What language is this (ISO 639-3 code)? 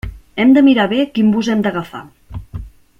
cat